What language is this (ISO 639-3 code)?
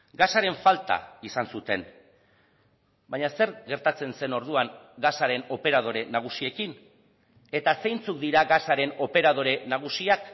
eus